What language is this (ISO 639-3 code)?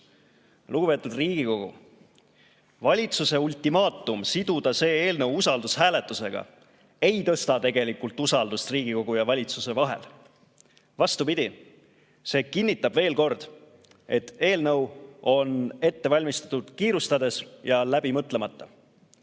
est